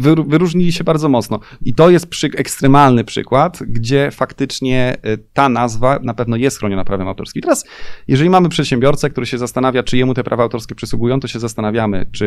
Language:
Polish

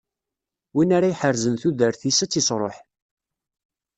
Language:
Kabyle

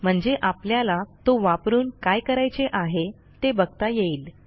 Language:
Marathi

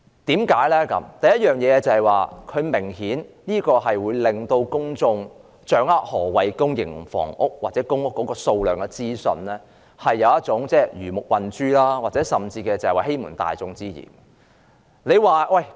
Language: Cantonese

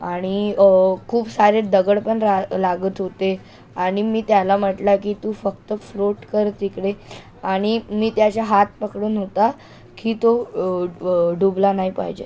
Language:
Marathi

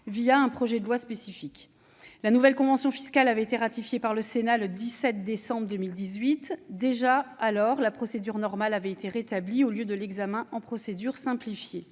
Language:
French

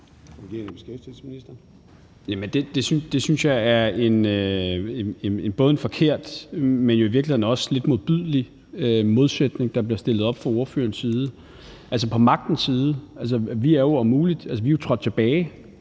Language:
Danish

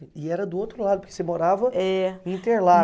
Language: Portuguese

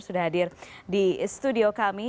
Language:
Indonesian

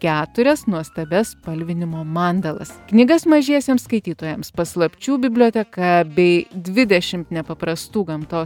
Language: Lithuanian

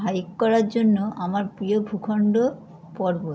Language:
Bangla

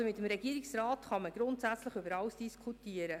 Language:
Swiss German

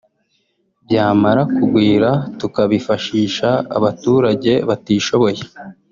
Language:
Kinyarwanda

